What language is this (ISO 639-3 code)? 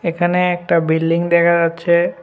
ben